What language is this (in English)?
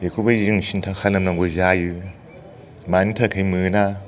Bodo